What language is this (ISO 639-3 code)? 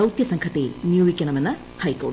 mal